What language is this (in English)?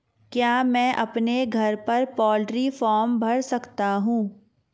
Hindi